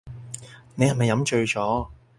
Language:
Cantonese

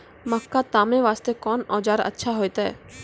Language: Maithili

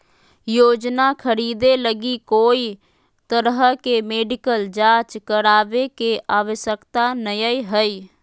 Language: Magahi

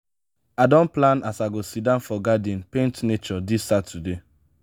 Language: Nigerian Pidgin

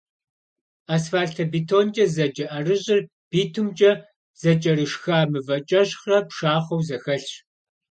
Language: Kabardian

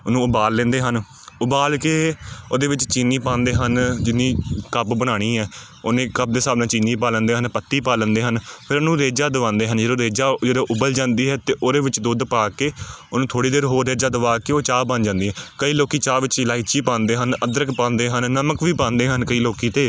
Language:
Punjabi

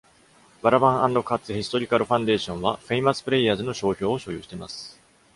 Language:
Japanese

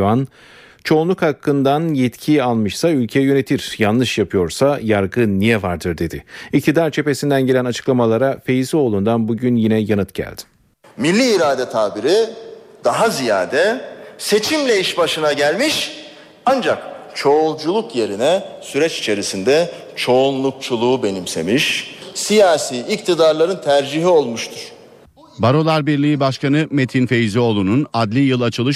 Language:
Turkish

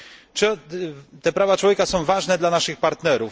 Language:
Polish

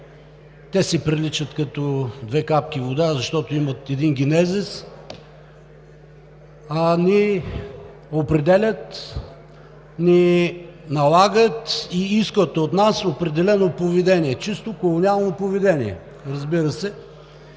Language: Bulgarian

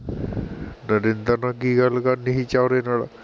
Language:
Punjabi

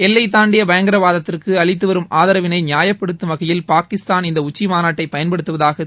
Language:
Tamil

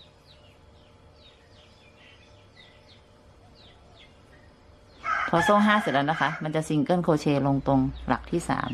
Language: Thai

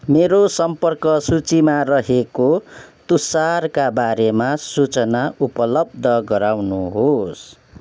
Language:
Nepali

